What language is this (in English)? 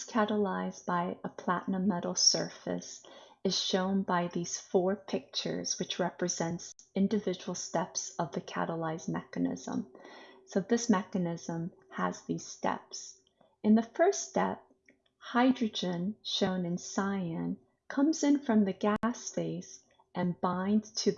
English